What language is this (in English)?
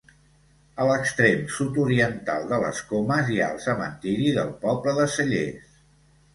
Catalan